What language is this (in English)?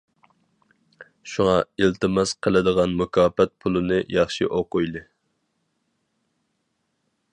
Uyghur